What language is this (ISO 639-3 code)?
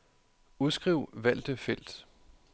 dan